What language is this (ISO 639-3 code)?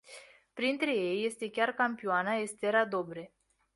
ron